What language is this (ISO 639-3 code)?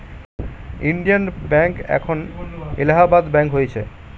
ben